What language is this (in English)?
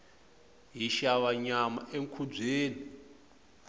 Tsonga